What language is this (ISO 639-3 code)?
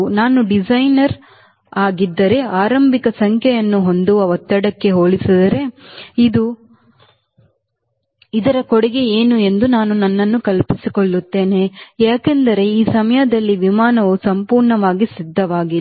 kan